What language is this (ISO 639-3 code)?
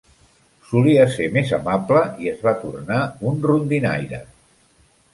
cat